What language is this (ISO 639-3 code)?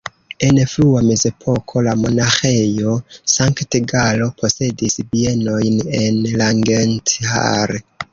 epo